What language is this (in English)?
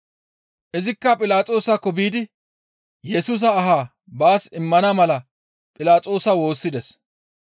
Gamo